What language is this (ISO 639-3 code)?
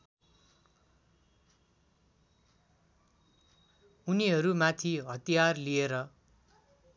nep